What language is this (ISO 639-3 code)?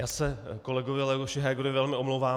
ces